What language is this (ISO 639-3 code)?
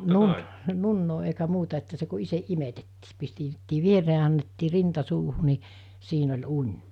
fin